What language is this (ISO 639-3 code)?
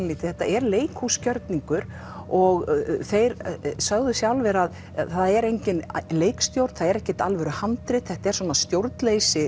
isl